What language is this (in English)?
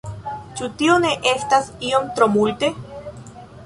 Esperanto